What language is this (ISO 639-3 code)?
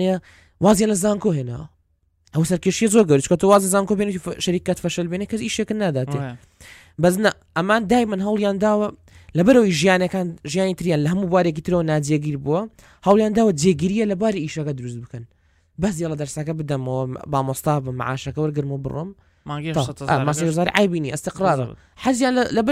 ara